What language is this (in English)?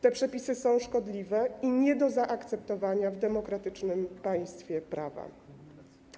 Polish